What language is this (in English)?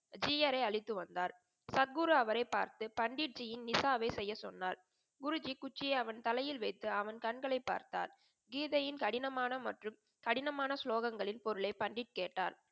Tamil